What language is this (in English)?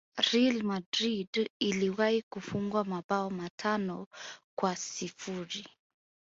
Swahili